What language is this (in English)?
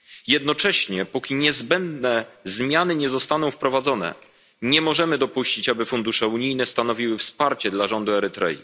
Polish